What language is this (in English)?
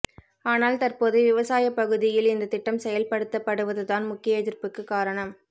Tamil